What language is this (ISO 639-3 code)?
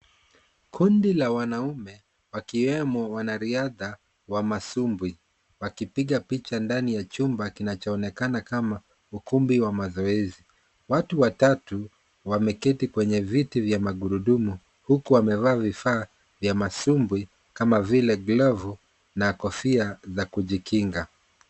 swa